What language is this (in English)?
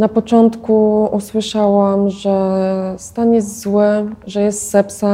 Polish